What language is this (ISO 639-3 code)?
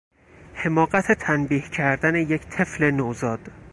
fas